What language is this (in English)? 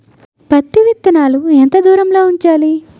Telugu